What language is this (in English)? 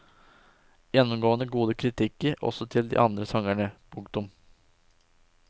Norwegian